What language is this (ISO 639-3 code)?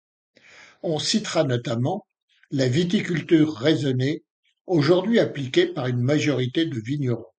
fra